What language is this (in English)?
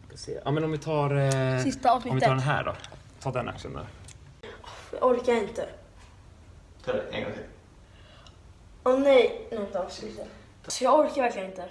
Swedish